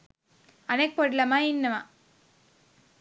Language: Sinhala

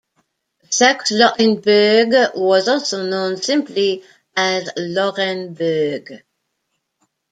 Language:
English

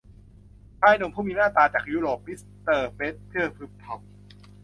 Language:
Thai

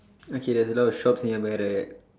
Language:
English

